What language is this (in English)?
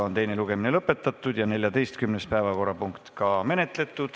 Estonian